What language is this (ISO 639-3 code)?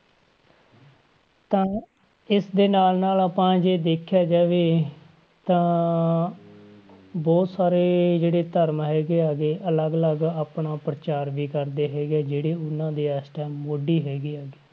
pan